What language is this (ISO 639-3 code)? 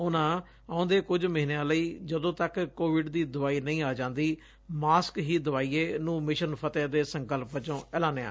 pan